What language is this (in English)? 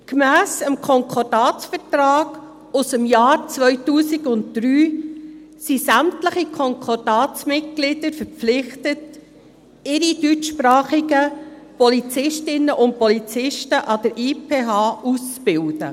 Swiss German